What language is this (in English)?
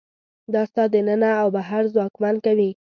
Pashto